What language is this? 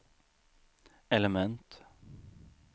Swedish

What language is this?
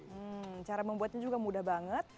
Indonesian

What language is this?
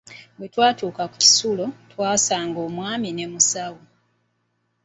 Ganda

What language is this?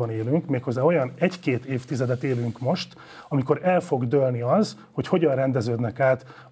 Hungarian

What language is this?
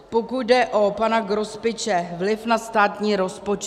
Czech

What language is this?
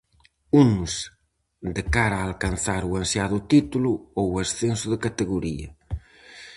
Galician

